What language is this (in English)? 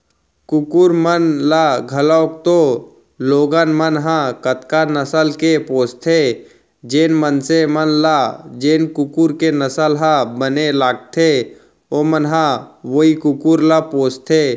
Chhattisgarhi